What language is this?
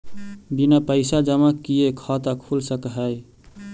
Magahi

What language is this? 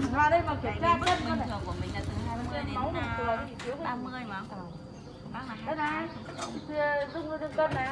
Vietnamese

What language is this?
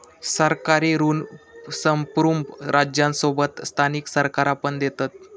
Marathi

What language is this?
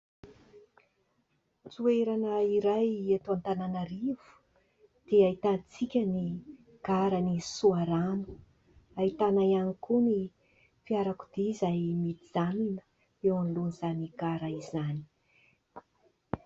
Malagasy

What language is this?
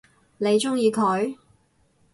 Cantonese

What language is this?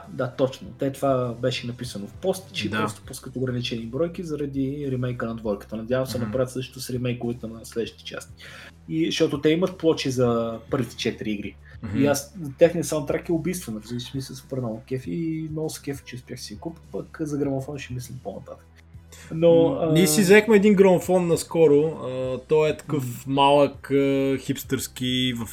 Bulgarian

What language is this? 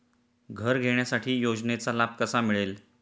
Marathi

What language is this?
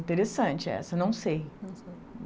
Portuguese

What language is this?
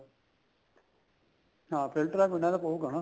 Punjabi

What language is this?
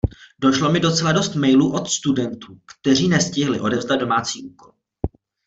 Czech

